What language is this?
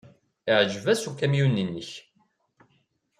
Kabyle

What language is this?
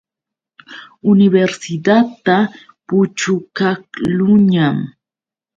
Yauyos Quechua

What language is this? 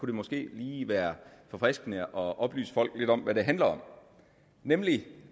Danish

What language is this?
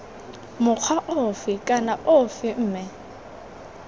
Tswana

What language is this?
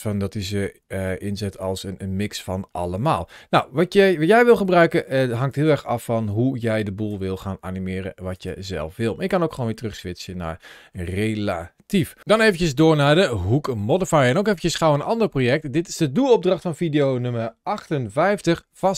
Dutch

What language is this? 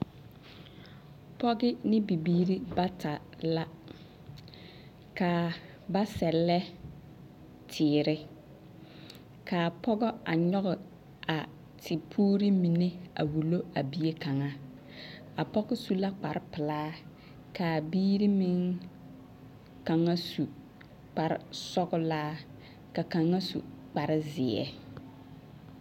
Southern Dagaare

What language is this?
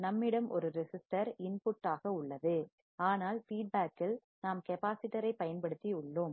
Tamil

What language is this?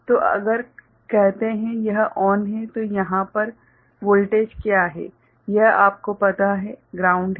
Hindi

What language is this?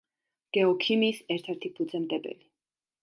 Georgian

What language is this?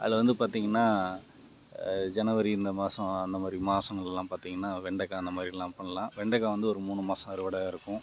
Tamil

